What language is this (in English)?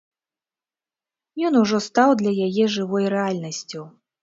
Belarusian